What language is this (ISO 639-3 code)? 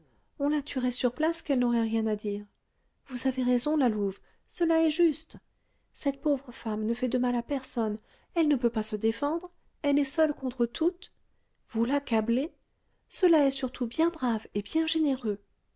fra